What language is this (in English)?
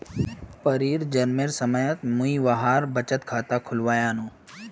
Magahi